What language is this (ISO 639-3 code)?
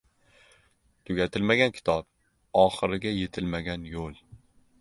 uzb